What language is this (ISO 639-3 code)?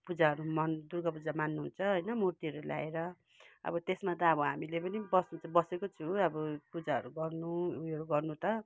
nep